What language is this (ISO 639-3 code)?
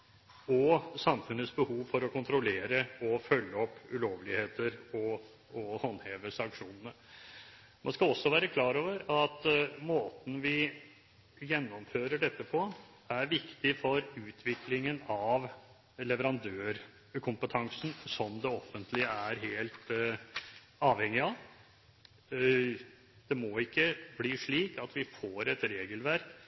nob